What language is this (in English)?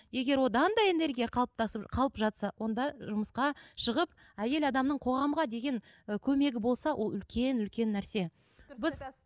Kazakh